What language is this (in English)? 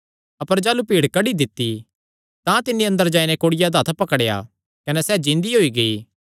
Kangri